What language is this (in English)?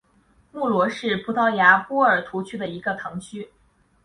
Chinese